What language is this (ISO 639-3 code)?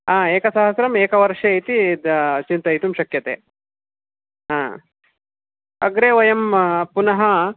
san